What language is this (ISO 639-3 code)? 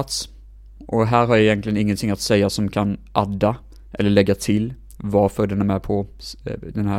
swe